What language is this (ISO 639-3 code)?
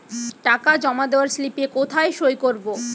ben